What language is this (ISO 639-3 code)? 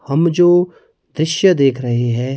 hin